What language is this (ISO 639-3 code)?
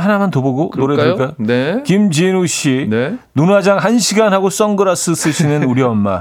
kor